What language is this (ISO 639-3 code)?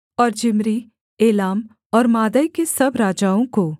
hin